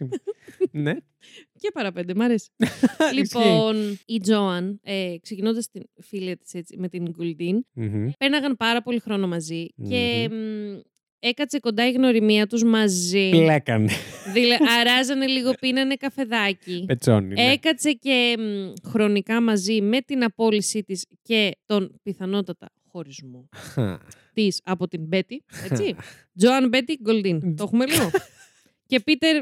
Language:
Greek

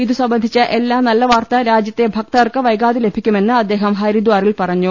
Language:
Malayalam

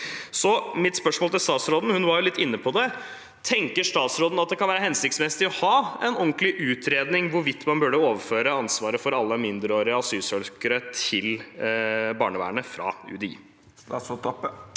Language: Norwegian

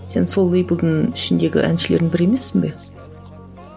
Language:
Kazakh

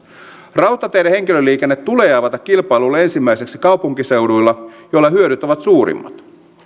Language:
Finnish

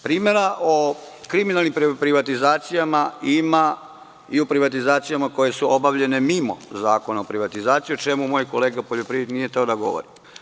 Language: Serbian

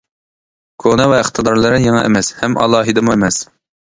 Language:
Uyghur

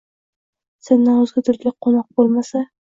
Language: Uzbek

